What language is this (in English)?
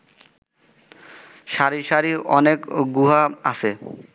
Bangla